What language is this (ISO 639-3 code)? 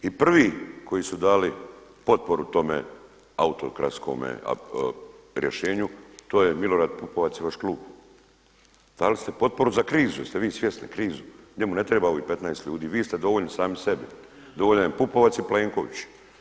hrv